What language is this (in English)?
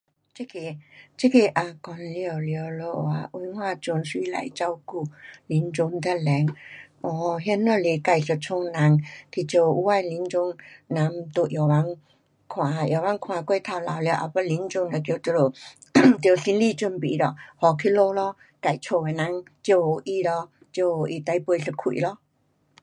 Pu-Xian Chinese